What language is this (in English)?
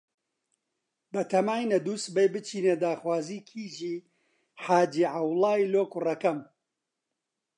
Central Kurdish